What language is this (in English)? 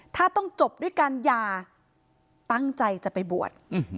Thai